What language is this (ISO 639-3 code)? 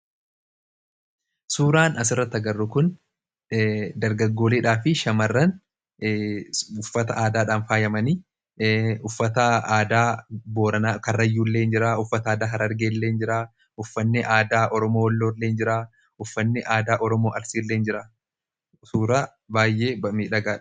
orm